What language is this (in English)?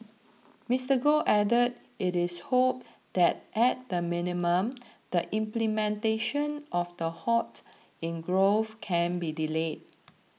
English